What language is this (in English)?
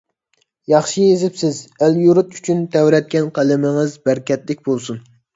Uyghur